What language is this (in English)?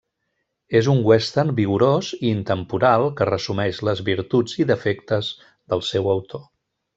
Catalan